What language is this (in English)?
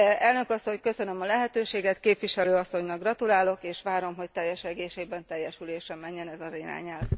Hungarian